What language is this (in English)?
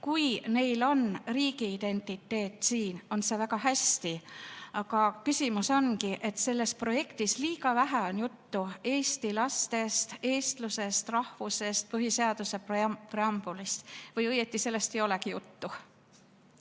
Estonian